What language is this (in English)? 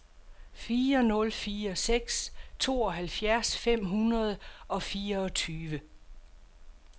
Danish